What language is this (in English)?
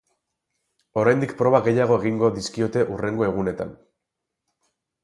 Basque